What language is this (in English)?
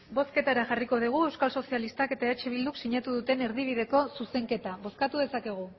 Basque